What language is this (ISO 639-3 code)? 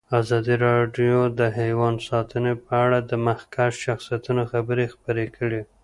pus